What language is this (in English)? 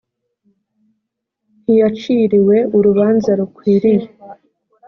Kinyarwanda